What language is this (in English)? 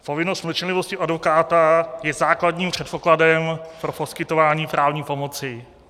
Czech